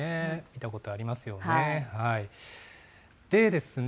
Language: Japanese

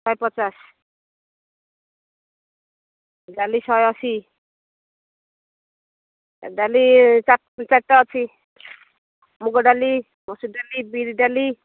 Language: Odia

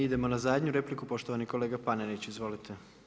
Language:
Croatian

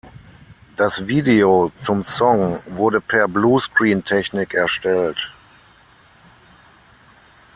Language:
German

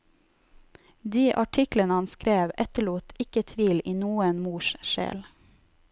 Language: Norwegian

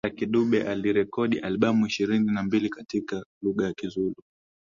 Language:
Swahili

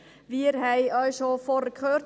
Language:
Swiss German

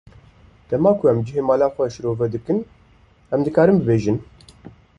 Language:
Kurdish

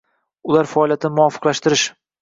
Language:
Uzbek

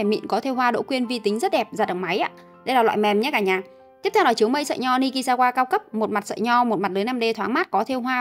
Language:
Vietnamese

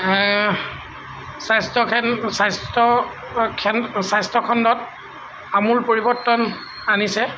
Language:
Assamese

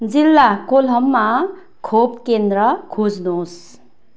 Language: Nepali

